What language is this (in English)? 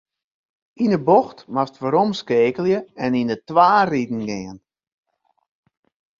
Western Frisian